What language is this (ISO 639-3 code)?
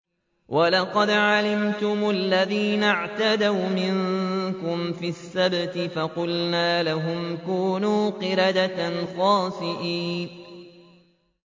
ara